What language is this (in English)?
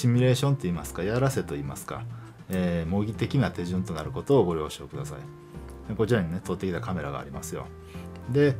Japanese